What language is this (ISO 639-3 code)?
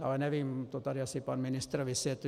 ces